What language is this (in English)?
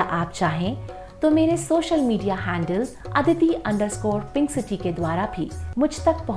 Hindi